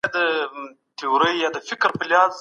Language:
Pashto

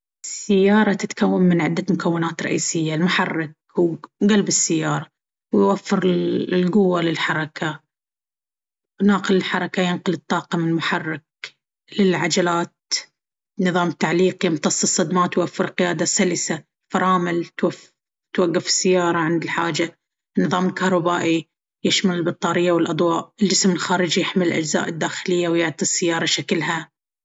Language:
Baharna Arabic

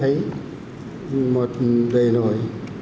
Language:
Vietnamese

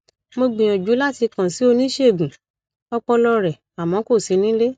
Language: Yoruba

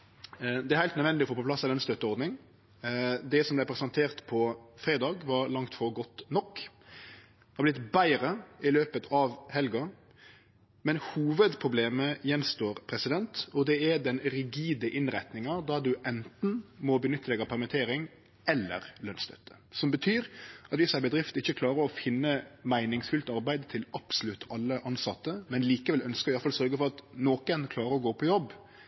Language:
Norwegian Nynorsk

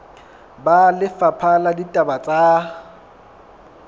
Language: Southern Sotho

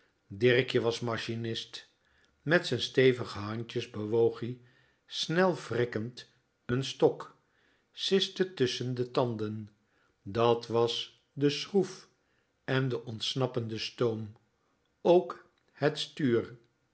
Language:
Dutch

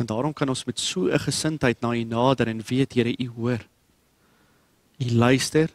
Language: Dutch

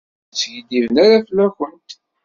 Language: Kabyle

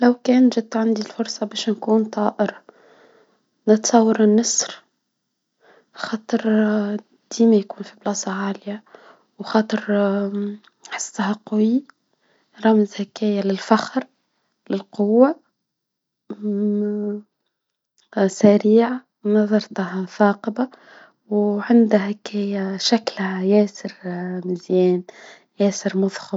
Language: Tunisian Arabic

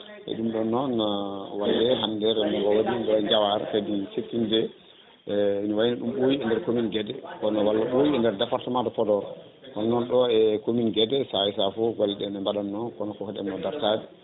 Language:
Fula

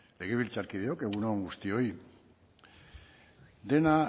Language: Basque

